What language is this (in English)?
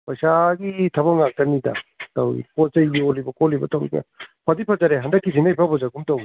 Manipuri